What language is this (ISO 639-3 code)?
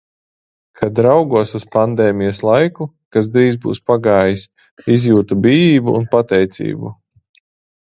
lav